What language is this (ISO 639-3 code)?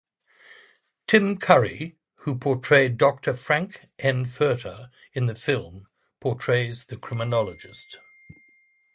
eng